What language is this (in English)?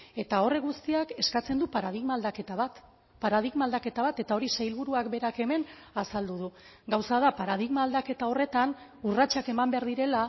Basque